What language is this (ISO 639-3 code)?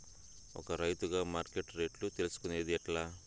tel